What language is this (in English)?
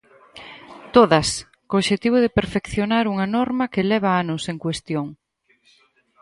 Galician